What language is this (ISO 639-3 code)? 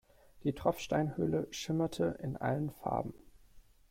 deu